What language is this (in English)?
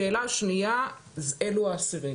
Hebrew